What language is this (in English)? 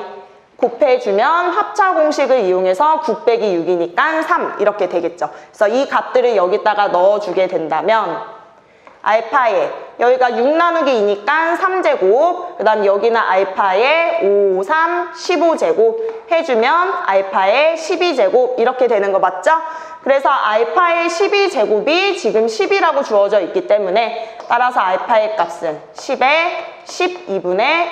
Korean